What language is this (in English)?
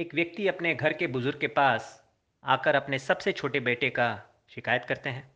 Hindi